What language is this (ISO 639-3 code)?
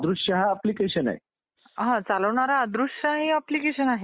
mar